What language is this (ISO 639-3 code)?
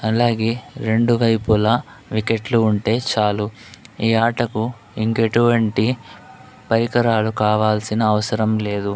tel